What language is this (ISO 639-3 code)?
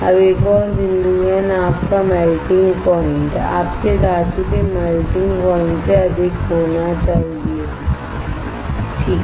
hin